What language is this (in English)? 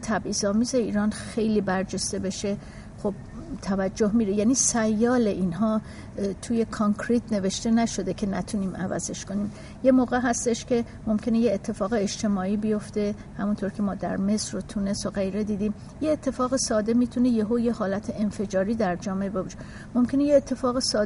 Persian